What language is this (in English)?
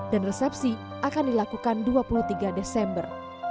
Indonesian